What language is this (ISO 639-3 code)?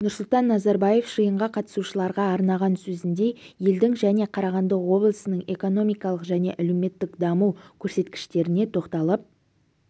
kaz